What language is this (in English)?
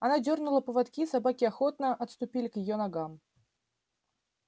Russian